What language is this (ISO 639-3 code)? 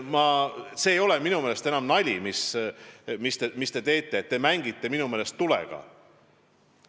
est